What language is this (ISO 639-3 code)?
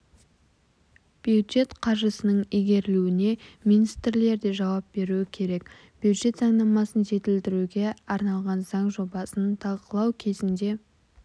kaz